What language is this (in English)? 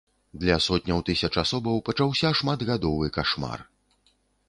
Belarusian